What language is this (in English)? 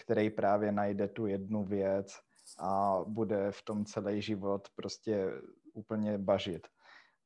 Czech